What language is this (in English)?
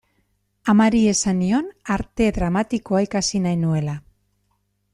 Basque